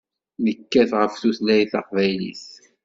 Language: Kabyle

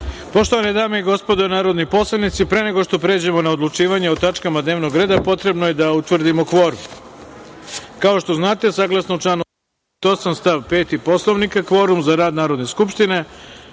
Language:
Serbian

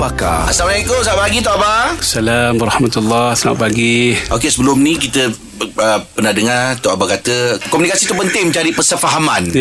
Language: Malay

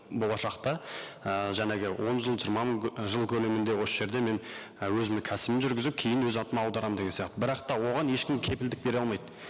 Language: Kazakh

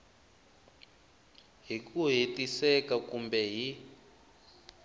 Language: Tsonga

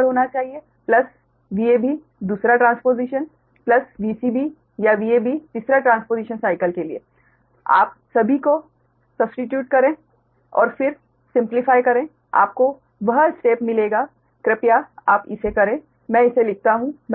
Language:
Hindi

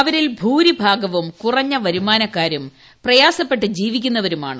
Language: Malayalam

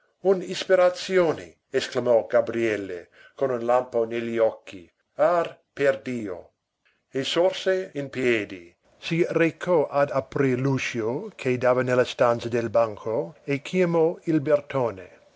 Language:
Italian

